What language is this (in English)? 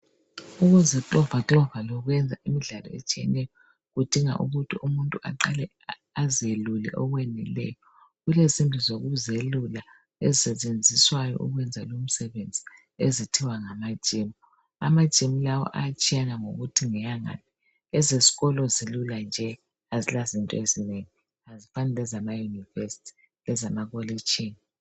North Ndebele